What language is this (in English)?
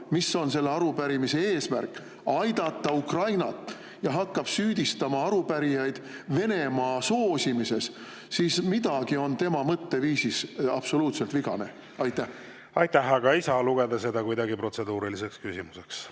Estonian